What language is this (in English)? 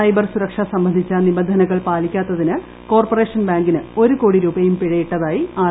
Malayalam